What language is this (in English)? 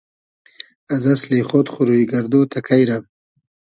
Hazaragi